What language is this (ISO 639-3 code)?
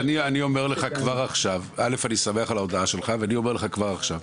heb